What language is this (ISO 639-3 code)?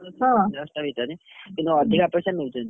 ori